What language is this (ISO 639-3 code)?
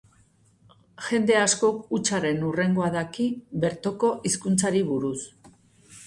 eus